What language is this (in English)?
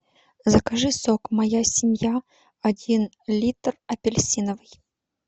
Russian